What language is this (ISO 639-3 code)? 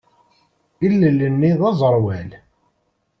kab